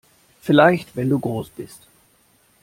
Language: German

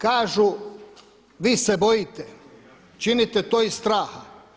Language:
Croatian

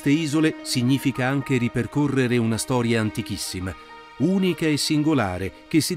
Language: Italian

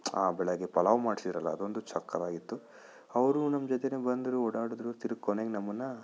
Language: Kannada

